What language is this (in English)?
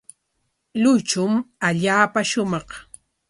Corongo Ancash Quechua